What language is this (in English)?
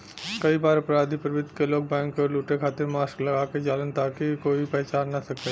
Bhojpuri